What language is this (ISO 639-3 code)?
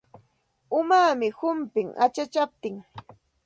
qxt